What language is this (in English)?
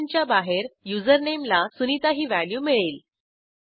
Marathi